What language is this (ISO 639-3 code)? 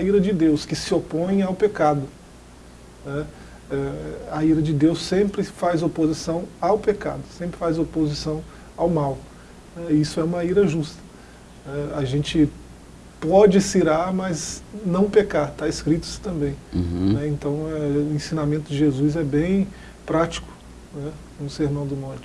por